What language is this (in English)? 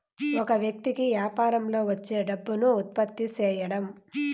Telugu